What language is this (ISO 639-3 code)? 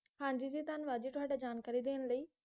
pan